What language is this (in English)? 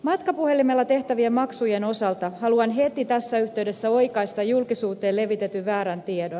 Finnish